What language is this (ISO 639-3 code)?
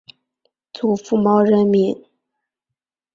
zho